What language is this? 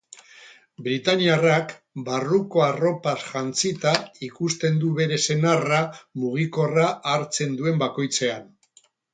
Basque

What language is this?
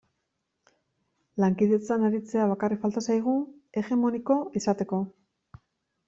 Basque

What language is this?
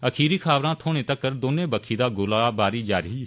Dogri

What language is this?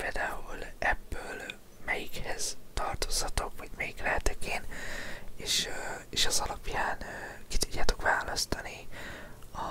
Hungarian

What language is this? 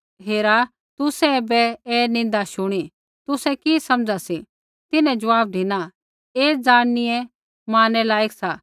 Kullu Pahari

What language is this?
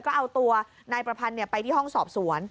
Thai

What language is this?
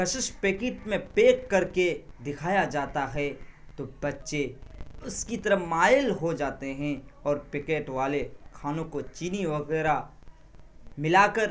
Urdu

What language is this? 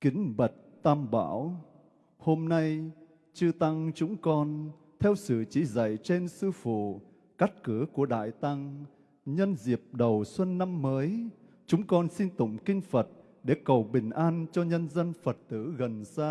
Vietnamese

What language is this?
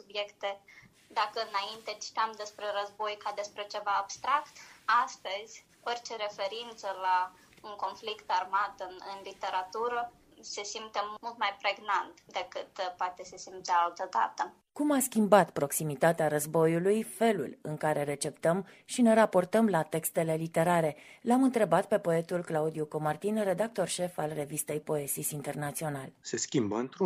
Romanian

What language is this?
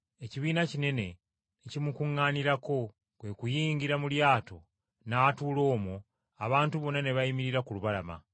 Ganda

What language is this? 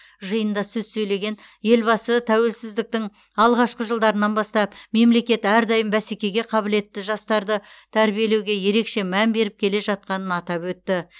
Kazakh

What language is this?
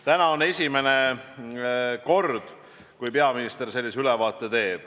Estonian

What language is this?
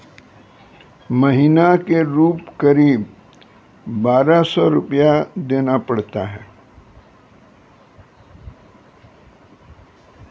Maithili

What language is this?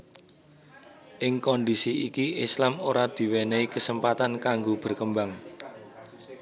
Javanese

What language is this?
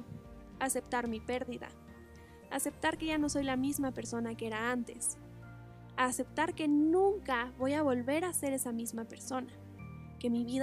Spanish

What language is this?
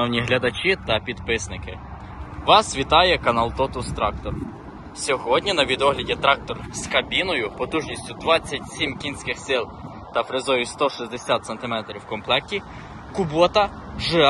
Ukrainian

